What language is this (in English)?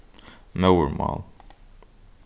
Faroese